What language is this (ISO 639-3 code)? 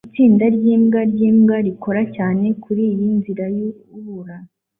kin